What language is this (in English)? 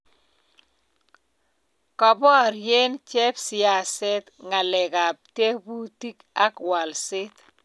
Kalenjin